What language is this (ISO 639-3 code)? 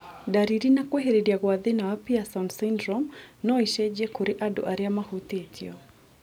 kik